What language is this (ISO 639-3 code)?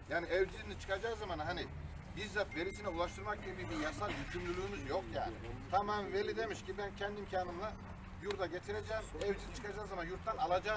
tur